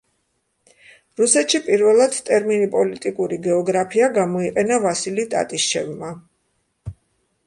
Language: Georgian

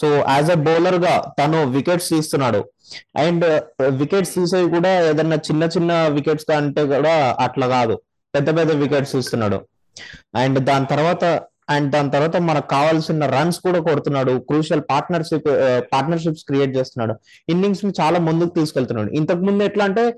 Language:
Telugu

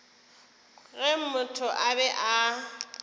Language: Northern Sotho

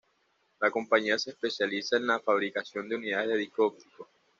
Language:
Spanish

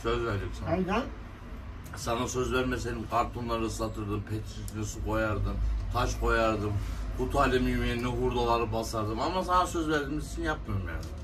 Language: Turkish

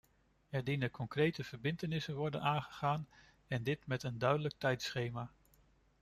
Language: Dutch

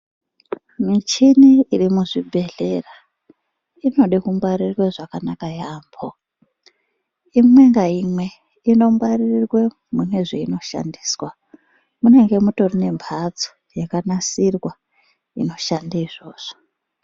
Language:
Ndau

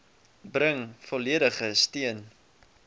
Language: Afrikaans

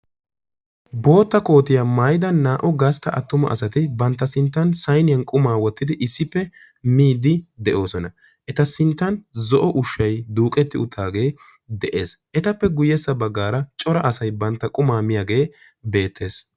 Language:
Wolaytta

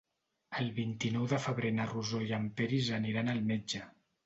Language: Catalan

